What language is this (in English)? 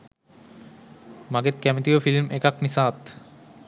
Sinhala